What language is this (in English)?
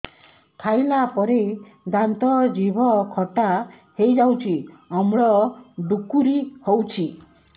Odia